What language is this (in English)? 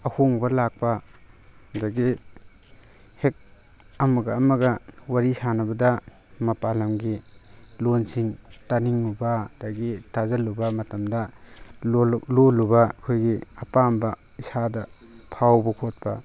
Manipuri